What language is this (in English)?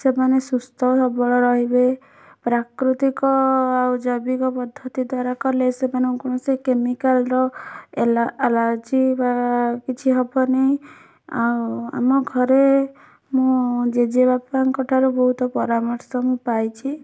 Odia